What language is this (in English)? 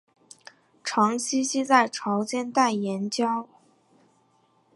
Chinese